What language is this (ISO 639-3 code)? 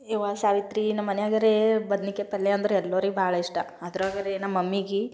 kan